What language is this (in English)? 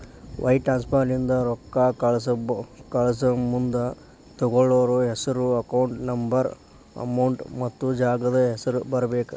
Kannada